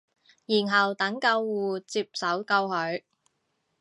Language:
Cantonese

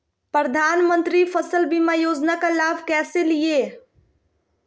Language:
Magahi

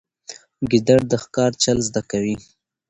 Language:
Pashto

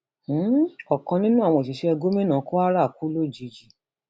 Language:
Yoruba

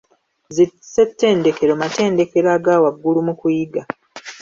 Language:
Ganda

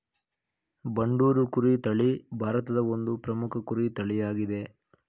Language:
Kannada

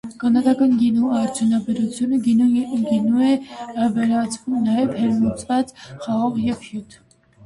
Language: Armenian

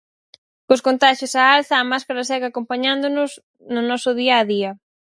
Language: Galician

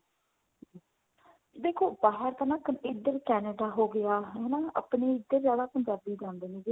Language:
Punjabi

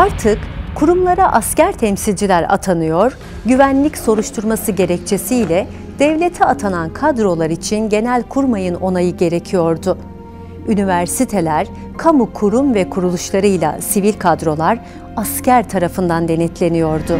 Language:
Turkish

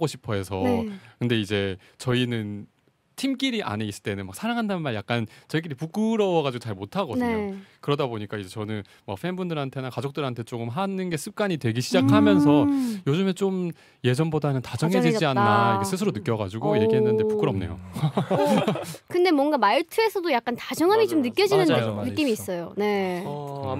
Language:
Korean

